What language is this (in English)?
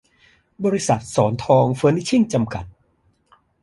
Thai